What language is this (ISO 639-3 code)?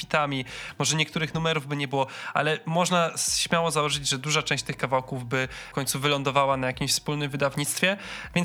pol